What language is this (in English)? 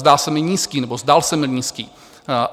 Czech